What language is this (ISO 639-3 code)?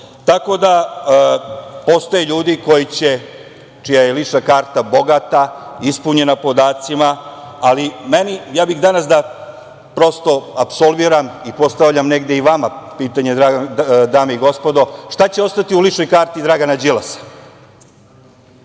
srp